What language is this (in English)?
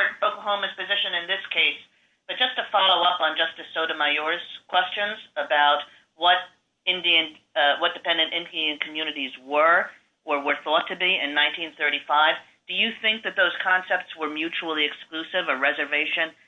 English